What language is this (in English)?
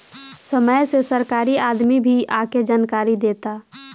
Bhojpuri